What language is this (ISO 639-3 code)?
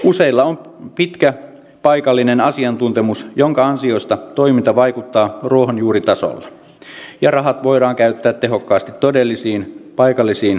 fin